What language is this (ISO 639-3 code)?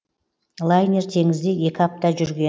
kaz